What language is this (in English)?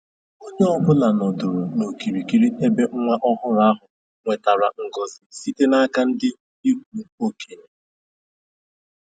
Igbo